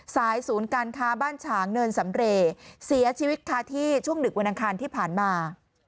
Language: Thai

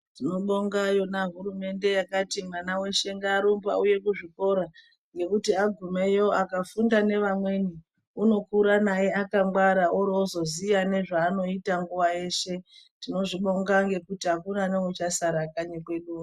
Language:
Ndau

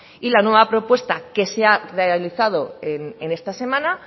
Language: Spanish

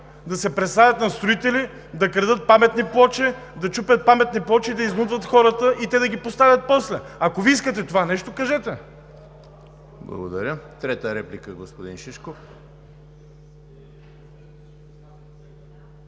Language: Bulgarian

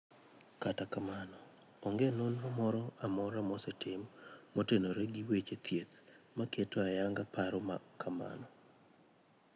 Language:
Luo (Kenya and Tanzania)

